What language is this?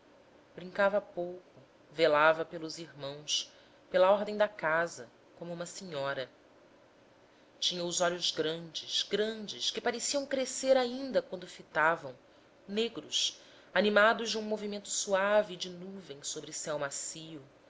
Portuguese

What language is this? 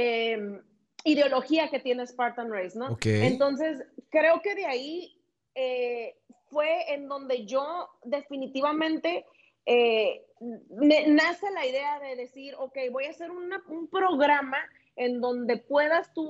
Spanish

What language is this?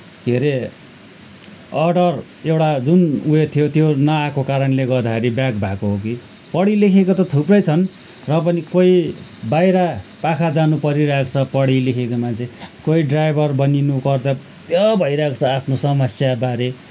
Nepali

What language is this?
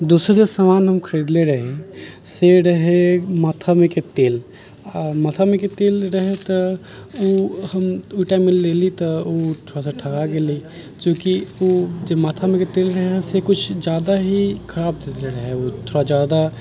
Maithili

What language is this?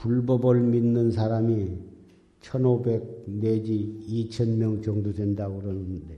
Korean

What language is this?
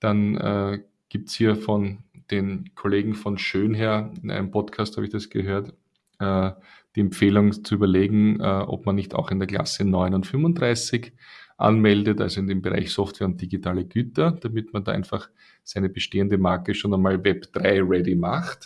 German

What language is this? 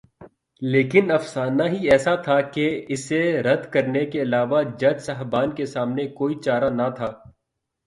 Urdu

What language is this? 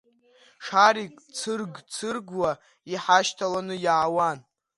Abkhazian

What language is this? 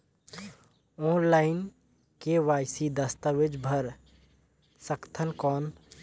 Chhattisgarhi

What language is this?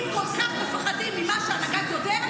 Hebrew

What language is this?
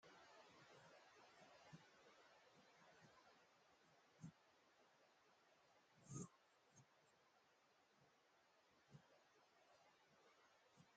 Wolaytta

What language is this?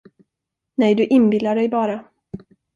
Swedish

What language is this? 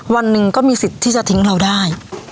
Thai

